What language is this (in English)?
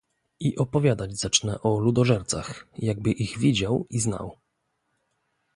Polish